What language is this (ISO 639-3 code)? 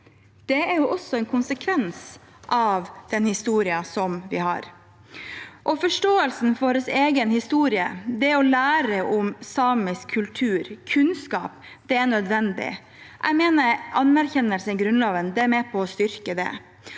nor